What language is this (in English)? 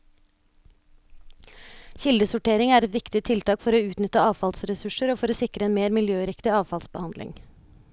Norwegian